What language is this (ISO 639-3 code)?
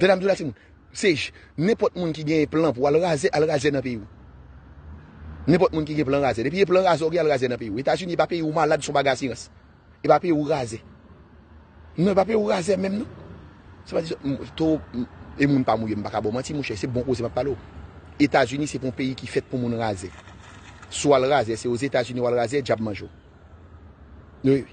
fra